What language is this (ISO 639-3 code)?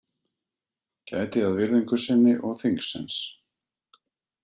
isl